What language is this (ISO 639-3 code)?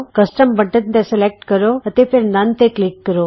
pan